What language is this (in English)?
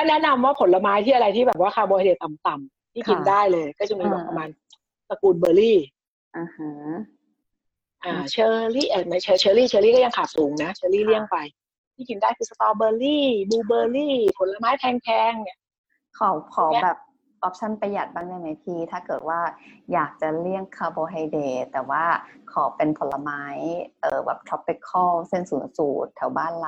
Thai